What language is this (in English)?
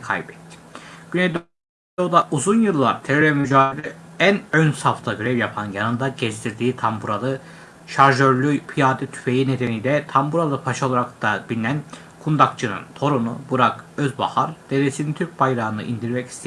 Turkish